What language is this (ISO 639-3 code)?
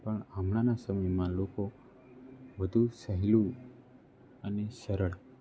guj